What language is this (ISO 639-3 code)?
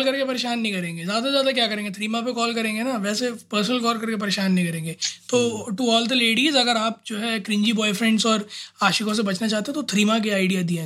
hin